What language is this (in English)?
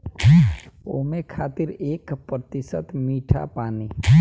Bhojpuri